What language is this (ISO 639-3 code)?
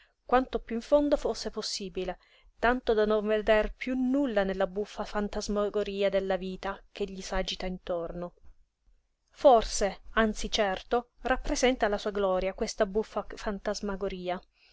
ita